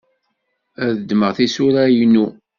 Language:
Kabyle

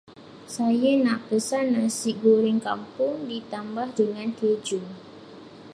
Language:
Malay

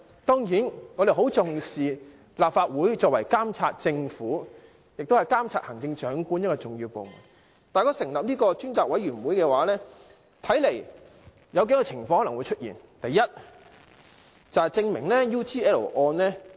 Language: Cantonese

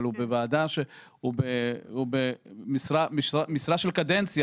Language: Hebrew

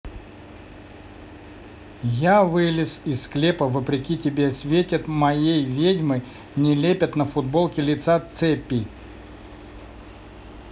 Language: Russian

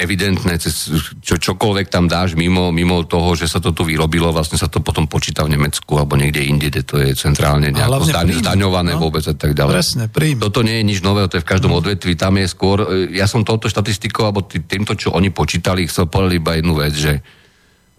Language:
Slovak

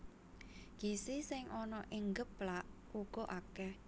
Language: Javanese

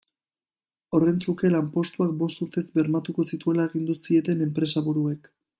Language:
Basque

